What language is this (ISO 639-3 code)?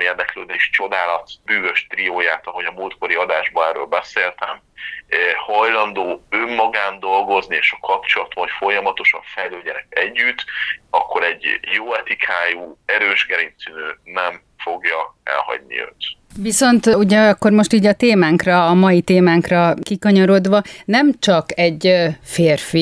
hun